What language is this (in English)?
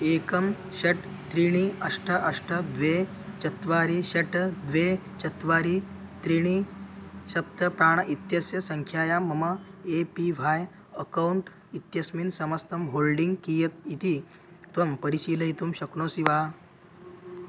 Sanskrit